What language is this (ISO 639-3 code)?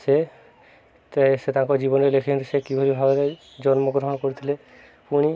ori